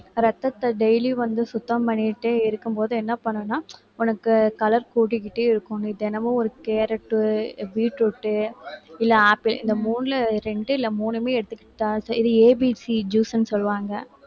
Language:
Tamil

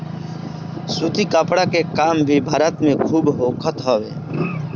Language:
Bhojpuri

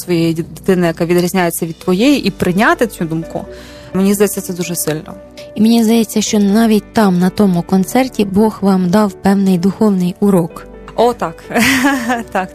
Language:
Ukrainian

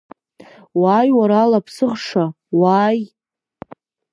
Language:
Abkhazian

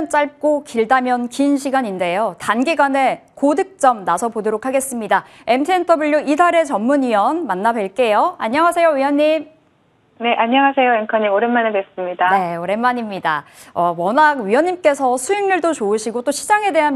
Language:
Korean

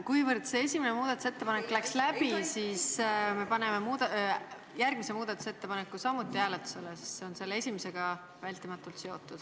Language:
Estonian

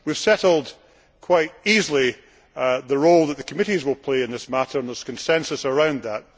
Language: English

